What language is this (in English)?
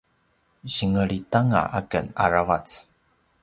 Paiwan